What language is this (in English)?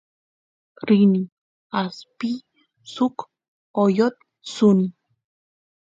Santiago del Estero Quichua